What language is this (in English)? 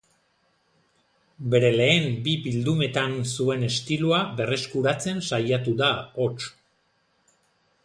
Basque